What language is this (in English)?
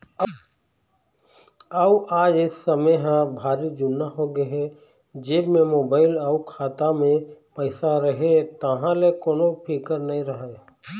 Chhattisgarhi